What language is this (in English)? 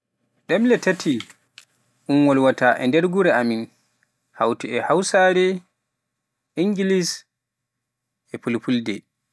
Pular